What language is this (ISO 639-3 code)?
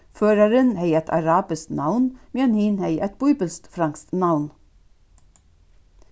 fao